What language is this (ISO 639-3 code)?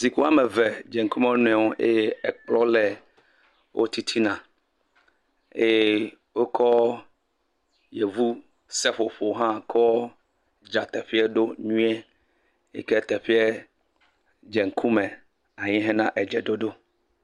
ewe